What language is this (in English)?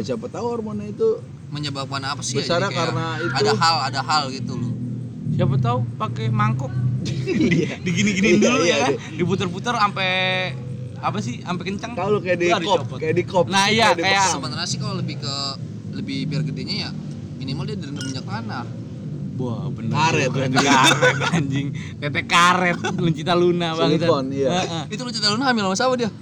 Indonesian